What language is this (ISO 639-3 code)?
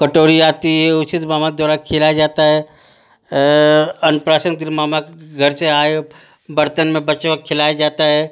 hin